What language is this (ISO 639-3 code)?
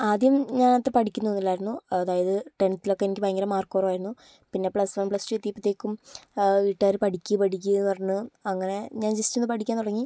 mal